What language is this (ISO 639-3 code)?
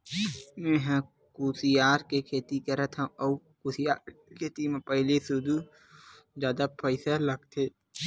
hne